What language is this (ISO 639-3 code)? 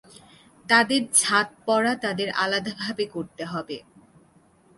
ben